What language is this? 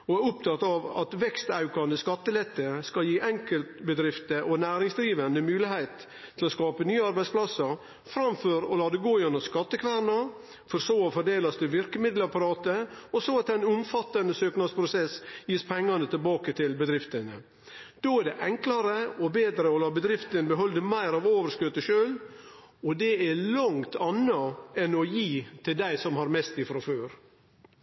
Norwegian Nynorsk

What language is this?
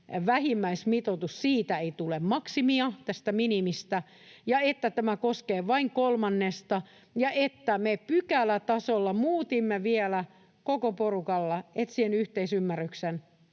Finnish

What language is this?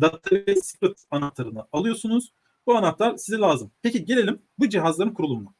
Turkish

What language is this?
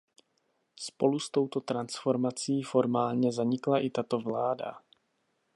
Czech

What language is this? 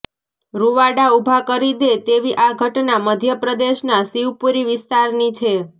Gujarati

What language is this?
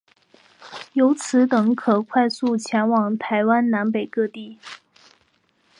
Chinese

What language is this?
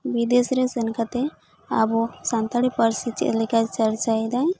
Santali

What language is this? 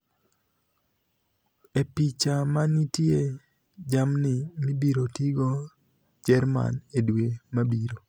Luo (Kenya and Tanzania)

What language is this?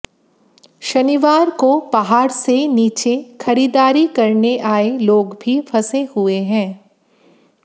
Hindi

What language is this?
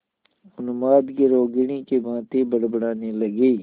Hindi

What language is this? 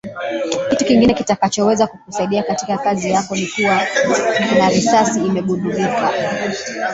Swahili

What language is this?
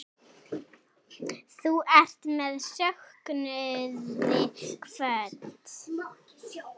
Icelandic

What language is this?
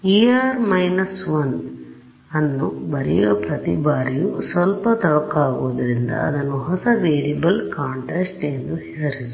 Kannada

